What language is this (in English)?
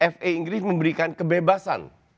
Indonesian